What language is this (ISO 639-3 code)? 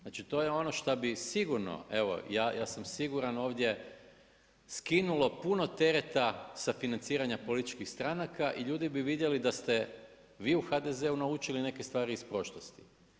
hrv